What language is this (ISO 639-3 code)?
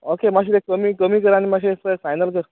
kok